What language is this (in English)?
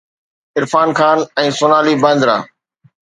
Sindhi